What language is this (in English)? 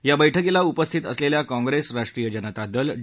Marathi